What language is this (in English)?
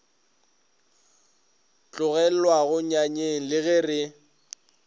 Northern Sotho